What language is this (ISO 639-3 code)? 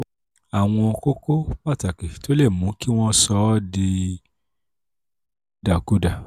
yor